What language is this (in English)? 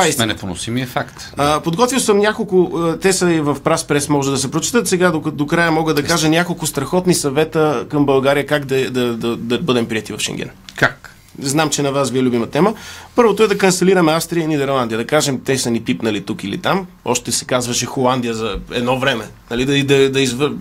Bulgarian